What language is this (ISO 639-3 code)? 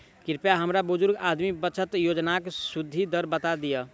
mai